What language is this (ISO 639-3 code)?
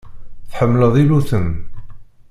kab